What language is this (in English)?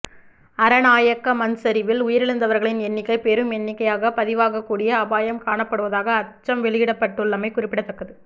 Tamil